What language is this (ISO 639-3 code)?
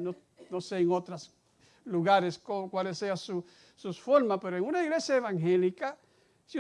spa